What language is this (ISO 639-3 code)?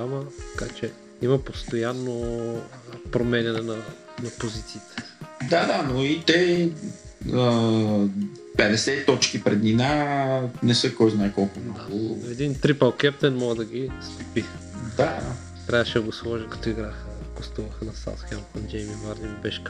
bul